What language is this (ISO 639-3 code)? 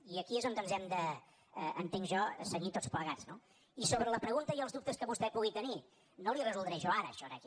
cat